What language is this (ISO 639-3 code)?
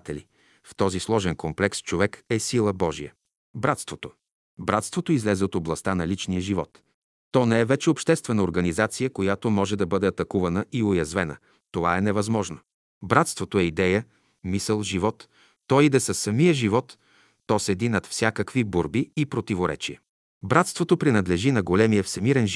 bul